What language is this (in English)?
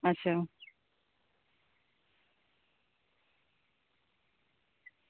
Dogri